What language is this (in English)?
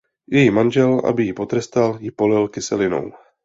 Czech